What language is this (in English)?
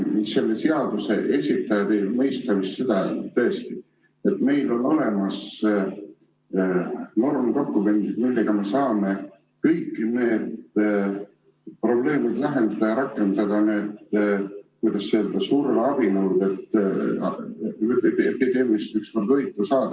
Estonian